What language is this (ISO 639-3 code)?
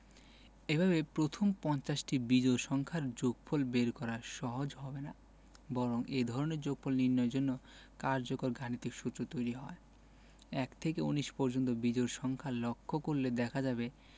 ben